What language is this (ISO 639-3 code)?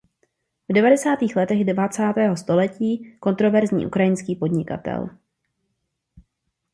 ces